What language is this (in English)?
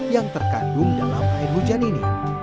Indonesian